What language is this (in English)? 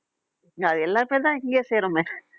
Tamil